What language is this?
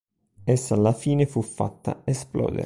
Italian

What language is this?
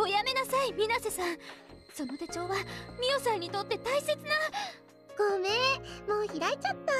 Japanese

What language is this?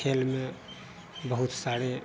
Hindi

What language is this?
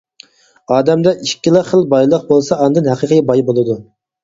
Uyghur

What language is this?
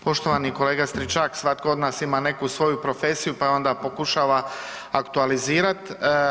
Croatian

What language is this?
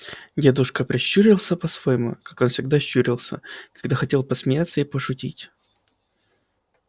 Russian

